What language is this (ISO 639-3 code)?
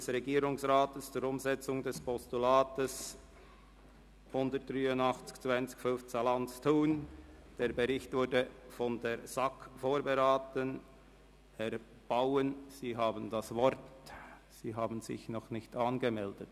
gsw